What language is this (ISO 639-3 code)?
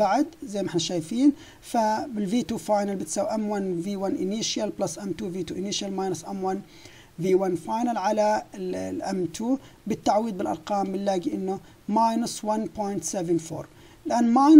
ara